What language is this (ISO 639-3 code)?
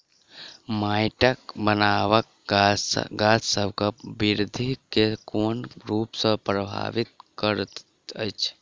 mai